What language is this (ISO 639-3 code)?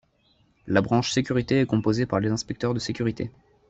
fra